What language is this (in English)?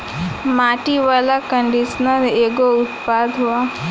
Bhojpuri